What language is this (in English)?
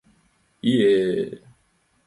Mari